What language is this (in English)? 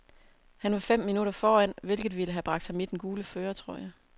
Danish